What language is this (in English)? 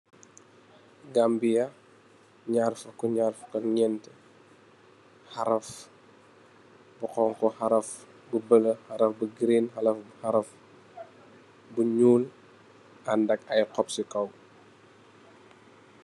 Wolof